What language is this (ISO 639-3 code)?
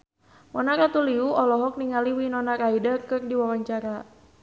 sun